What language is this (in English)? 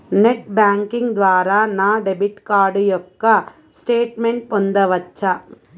Telugu